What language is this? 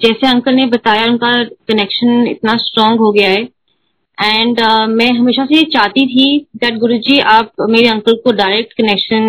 Hindi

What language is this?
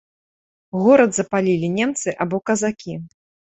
Belarusian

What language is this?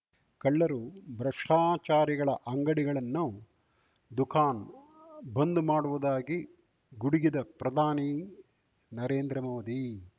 Kannada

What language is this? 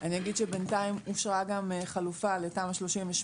Hebrew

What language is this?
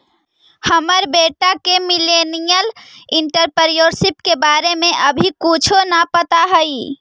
Magahi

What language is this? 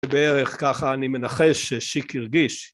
Hebrew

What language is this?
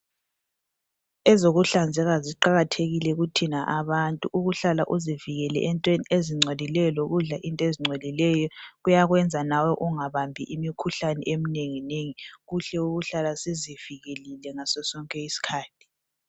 North Ndebele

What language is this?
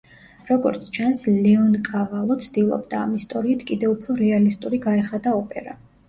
Georgian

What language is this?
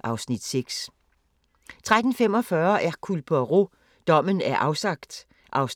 Danish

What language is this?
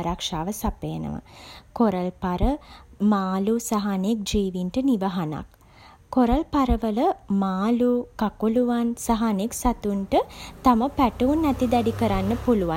Sinhala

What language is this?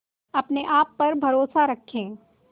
Hindi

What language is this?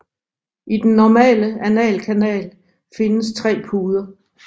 Danish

